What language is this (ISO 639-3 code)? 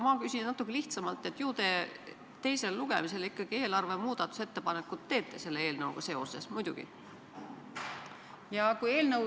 est